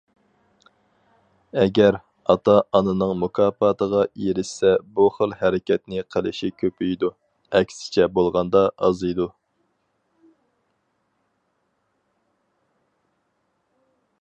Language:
Uyghur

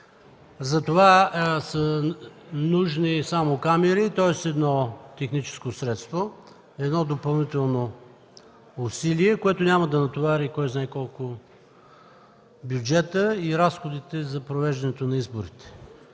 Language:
Bulgarian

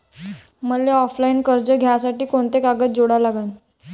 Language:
Marathi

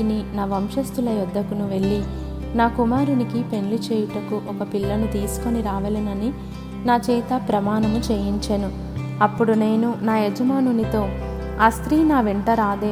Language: Telugu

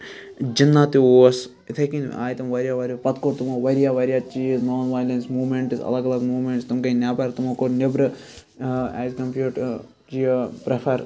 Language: Kashmiri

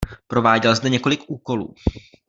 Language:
Czech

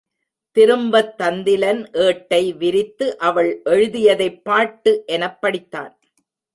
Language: Tamil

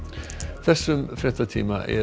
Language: Icelandic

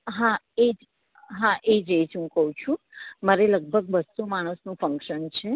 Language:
Gujarati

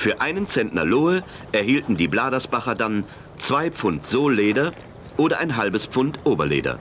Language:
German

